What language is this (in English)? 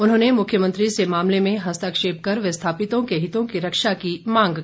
Hindi